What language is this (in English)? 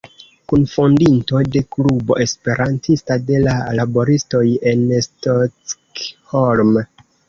Esperanto